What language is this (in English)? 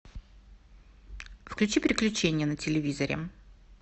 Russian